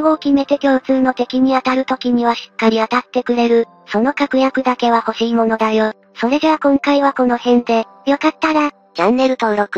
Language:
Japanese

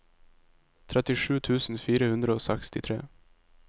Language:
Norwegian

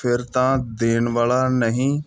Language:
Punjabi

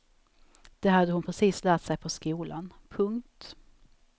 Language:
Swedish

